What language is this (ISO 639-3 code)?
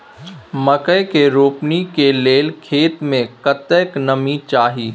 mai